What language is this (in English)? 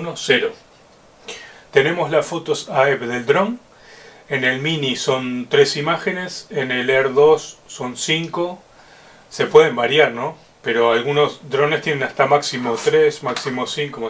Spanish